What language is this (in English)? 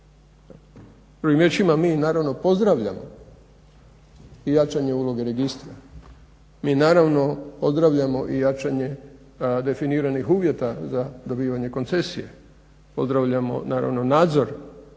Croatian